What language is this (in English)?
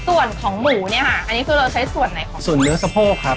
Thai